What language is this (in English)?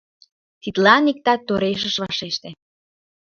Mari